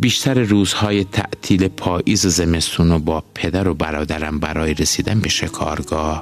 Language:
Persian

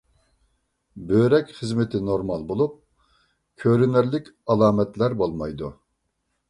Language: Uyghur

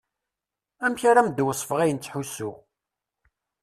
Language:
Kabyle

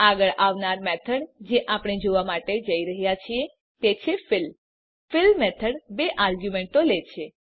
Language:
Gujarati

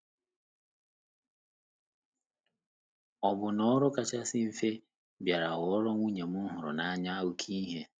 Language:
Igbo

